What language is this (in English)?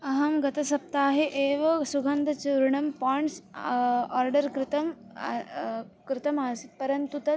Sanskrit